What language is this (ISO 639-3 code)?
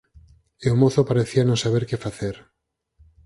glg